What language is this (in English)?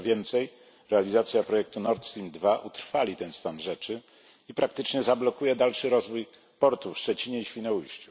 Polish